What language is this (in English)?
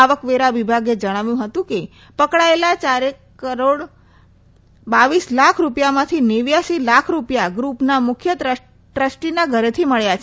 Gujarati